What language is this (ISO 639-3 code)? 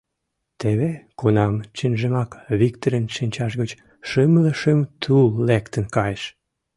chm